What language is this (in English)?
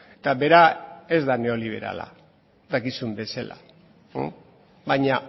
Basque